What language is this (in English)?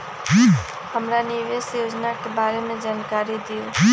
Magahi